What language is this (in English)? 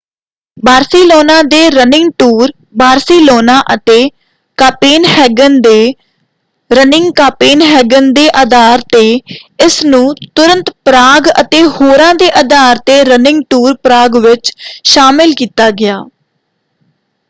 Punjabi